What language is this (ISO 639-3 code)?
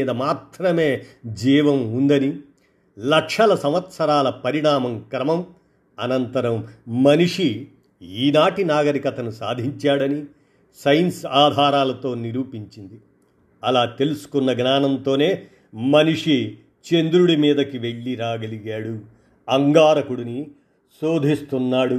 tel